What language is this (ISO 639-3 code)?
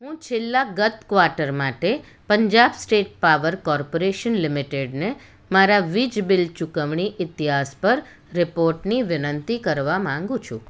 guj